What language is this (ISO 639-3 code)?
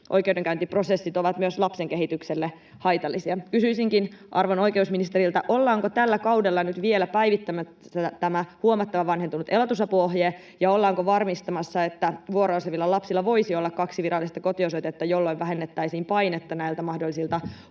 fin